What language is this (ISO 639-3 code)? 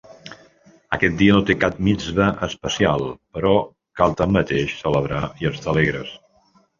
cat